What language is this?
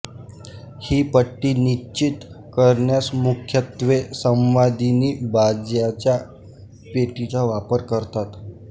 Marathi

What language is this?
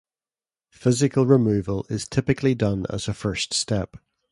English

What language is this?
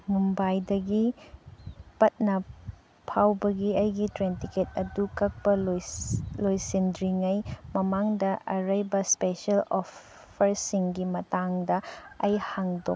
Manipuri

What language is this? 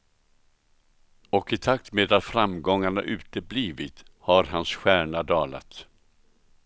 Swedish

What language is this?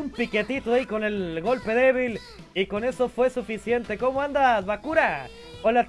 Spanish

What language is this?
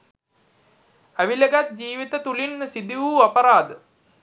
Sinhala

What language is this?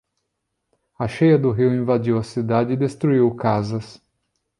Portuguese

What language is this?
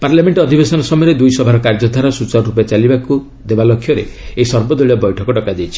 Odia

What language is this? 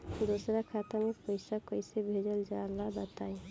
Bhojpuri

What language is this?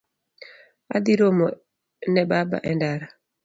Luo (Kenya and Tanzania)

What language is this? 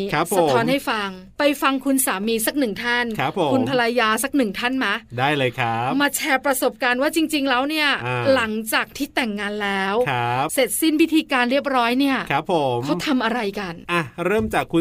Thai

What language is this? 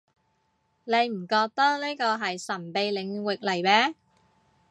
Cantonese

